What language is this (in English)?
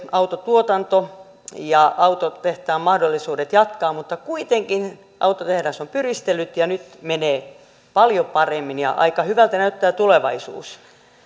Finnish